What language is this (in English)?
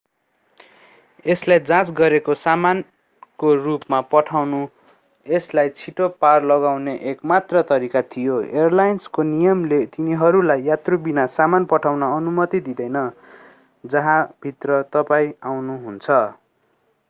Nepali